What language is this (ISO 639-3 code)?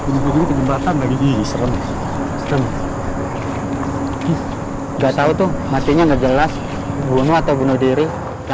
ind